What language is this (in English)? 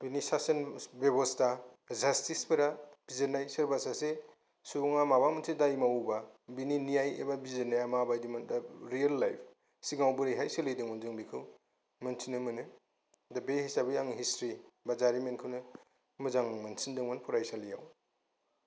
Bodo